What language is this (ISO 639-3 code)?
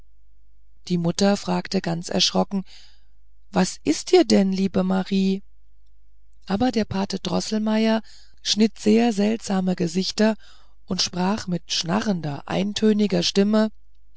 deu